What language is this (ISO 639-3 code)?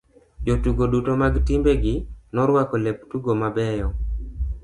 luo